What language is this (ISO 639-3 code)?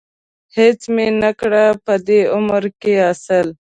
pus